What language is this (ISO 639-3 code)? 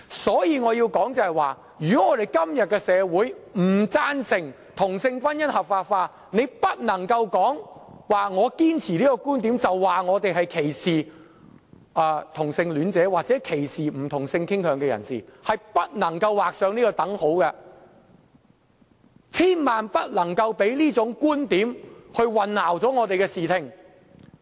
yue